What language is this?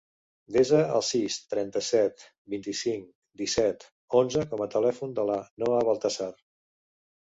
Catalan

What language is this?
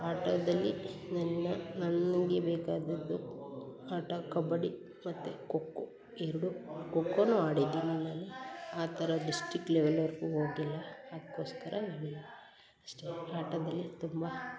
Kannada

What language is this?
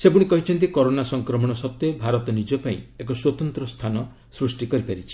Odia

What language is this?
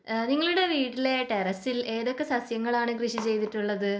Malayalam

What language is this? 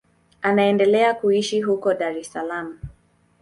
Swahili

